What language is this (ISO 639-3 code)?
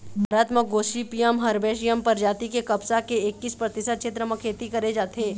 hne